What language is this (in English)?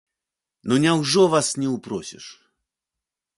Belarusian